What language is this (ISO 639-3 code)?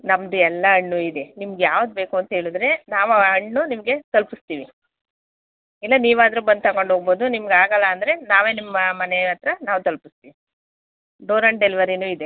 kan